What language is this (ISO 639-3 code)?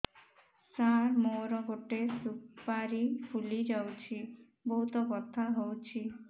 ori